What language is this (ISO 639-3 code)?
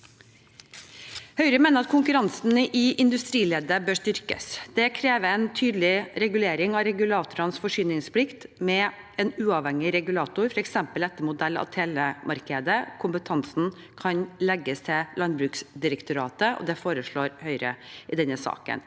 nor